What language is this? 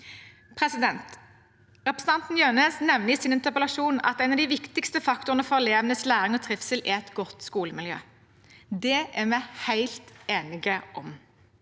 Norwegian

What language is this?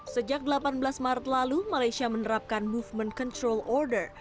Indonesian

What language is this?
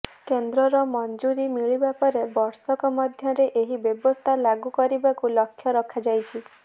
Odia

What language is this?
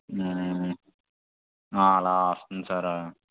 Telugu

